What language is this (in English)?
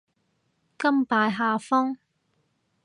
Cantonese